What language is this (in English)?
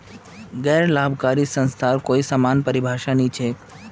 Magahi